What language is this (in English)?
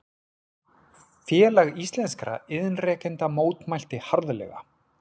Icelandic